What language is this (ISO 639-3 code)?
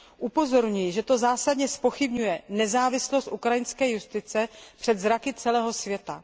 ces